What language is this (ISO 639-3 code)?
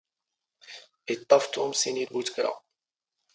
zgh